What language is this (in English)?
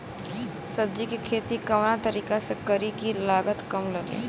Bhojpuri